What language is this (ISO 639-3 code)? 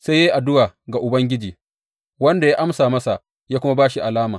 hau